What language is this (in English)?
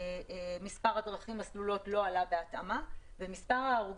Hebrew